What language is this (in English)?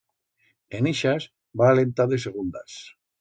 Aragonese